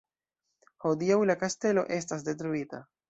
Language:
Esperanto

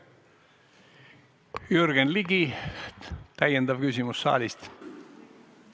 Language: Estonian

